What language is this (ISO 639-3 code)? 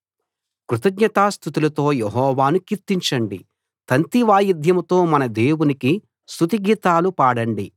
tel